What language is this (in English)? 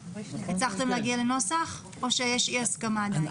Hebrew